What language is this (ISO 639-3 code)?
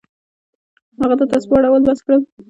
pus